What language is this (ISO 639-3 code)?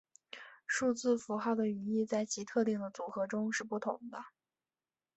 zho